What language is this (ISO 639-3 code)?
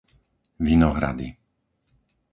slk